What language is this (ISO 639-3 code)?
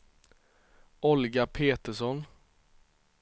swe